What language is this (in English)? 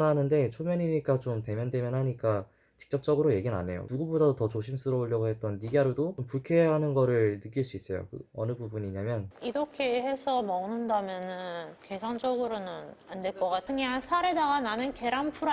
Korean